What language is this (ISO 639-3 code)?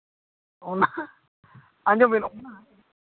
sat